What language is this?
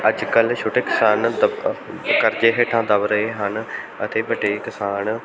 Punjabi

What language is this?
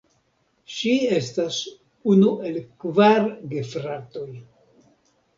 Esperanto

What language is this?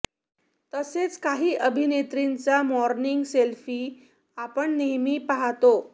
Marathi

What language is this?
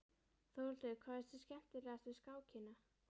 Icelandic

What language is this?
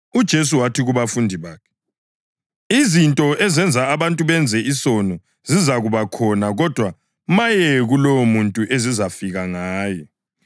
North Ndebele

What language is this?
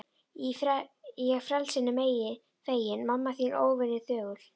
Icelandic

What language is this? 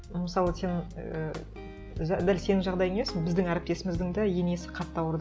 Kazakh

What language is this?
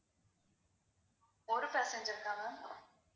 Tamil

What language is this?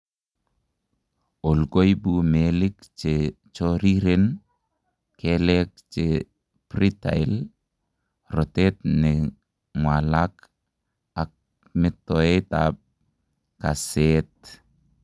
Kalenjin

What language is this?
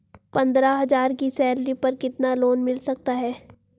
Hindi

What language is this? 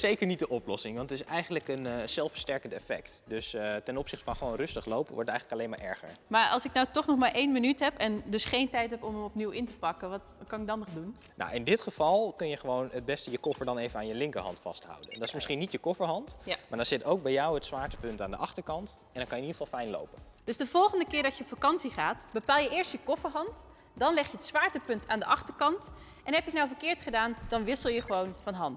Dutch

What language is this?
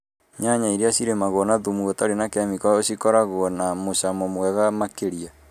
Kikuyu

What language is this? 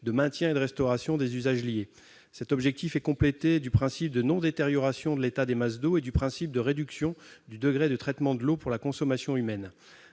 French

